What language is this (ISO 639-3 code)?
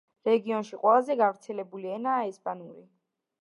kat